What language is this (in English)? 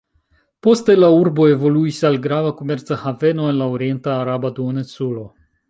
Esperanto